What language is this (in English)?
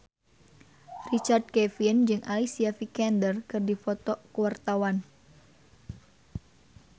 Sundanese